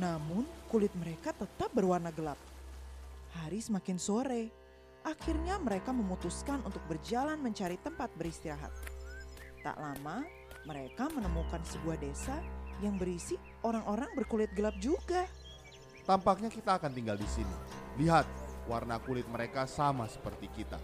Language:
Indonesian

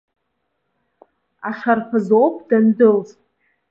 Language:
Abkhazian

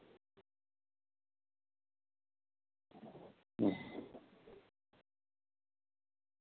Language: Santali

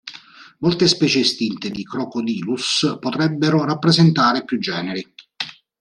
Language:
Italian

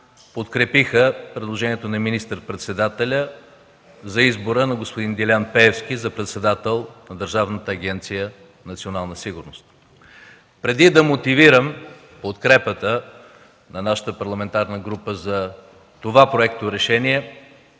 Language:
Bulgarian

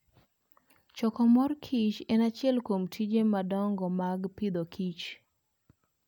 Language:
Luo (Kenya and Tanzania)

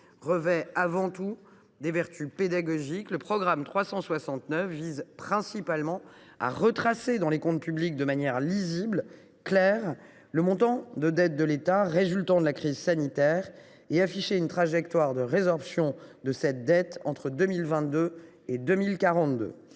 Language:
French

